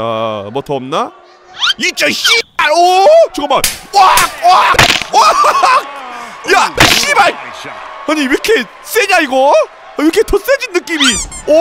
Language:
Korean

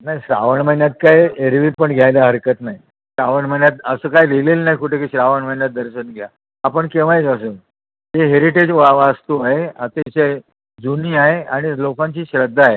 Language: Marathi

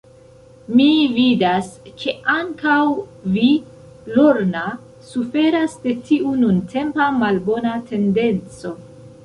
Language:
Esperanto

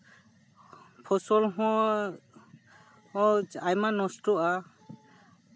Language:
Santali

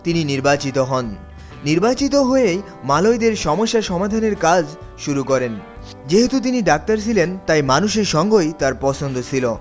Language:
Bangla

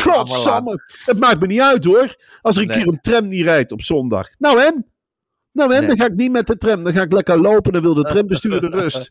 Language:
Dutch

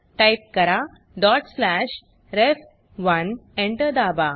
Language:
Marathi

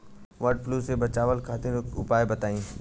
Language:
Bhojpuri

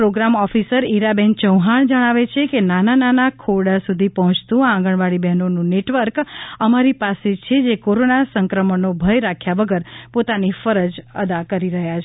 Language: Gujarati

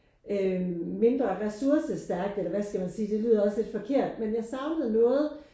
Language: Danish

